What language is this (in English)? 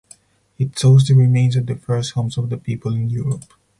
English